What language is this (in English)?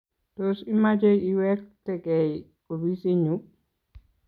Kalenjin